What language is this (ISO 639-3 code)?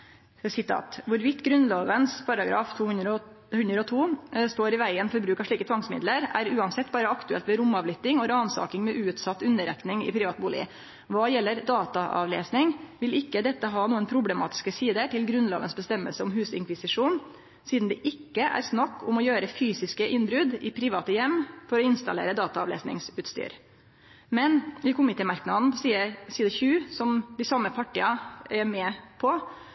nno